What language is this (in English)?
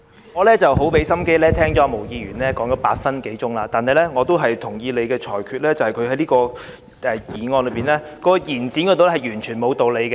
Cantonese